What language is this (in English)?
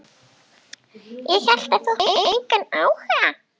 Icelandic